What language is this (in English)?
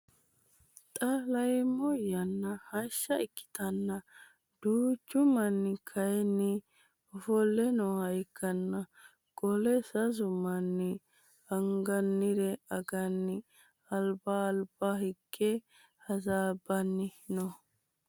Sidamo